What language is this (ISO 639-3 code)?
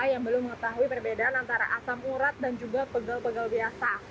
ind